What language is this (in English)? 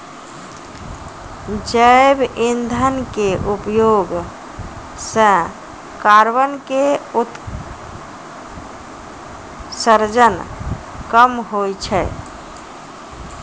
Maithili